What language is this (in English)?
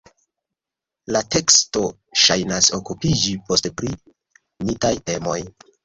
Esperanto